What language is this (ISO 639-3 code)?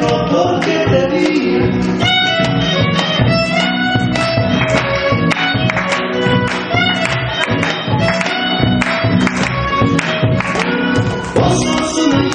ukr